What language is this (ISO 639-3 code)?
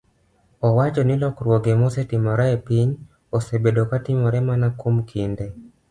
luo